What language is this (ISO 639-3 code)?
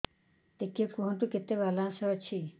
ori